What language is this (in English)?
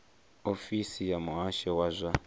Venda